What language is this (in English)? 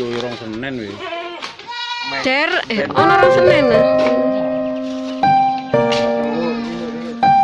Vietnamese